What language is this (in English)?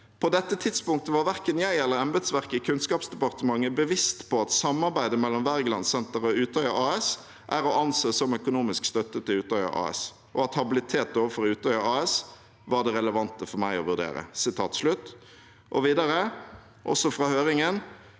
Norwegian